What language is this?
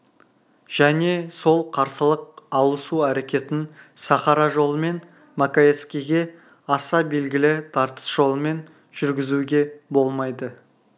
Kazakh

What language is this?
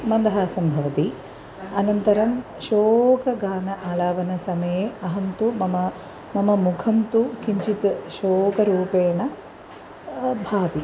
Sanskrit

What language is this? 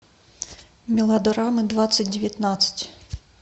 Russian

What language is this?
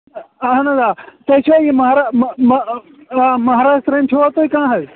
Kashmiri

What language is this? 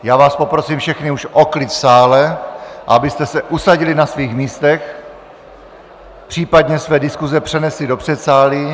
Czech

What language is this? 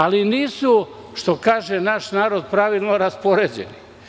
Serbian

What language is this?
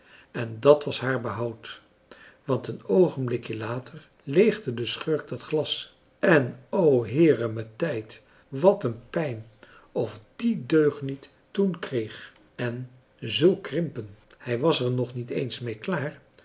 Dutch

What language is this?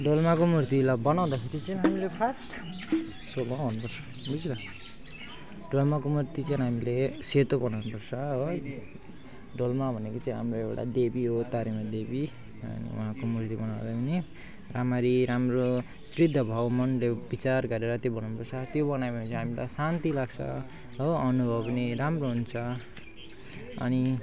Nepali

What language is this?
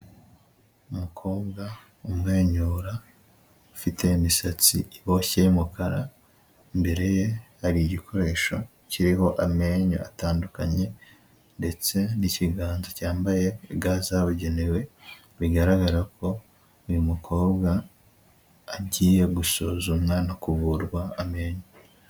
Kinyarwanda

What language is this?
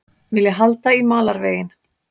Icelandic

